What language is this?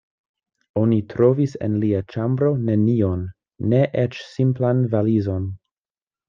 Esperanto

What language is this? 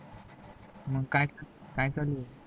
Marathi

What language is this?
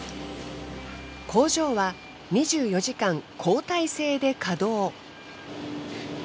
Japanese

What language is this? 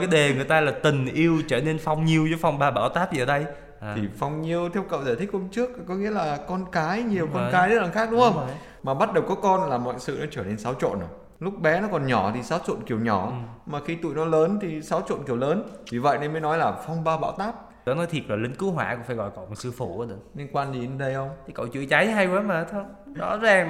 Vietnamese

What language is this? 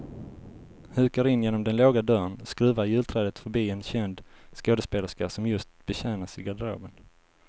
Swedish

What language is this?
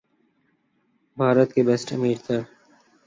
Urdu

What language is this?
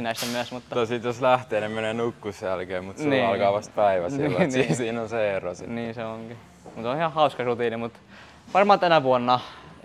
Finnish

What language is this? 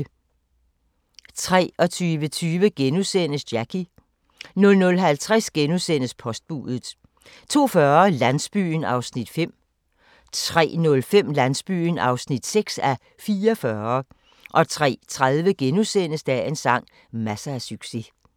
Danish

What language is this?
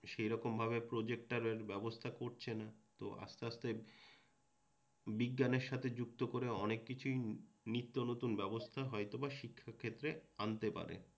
Bangla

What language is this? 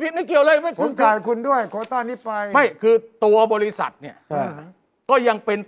Thai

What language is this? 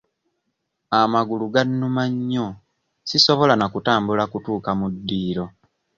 Ganda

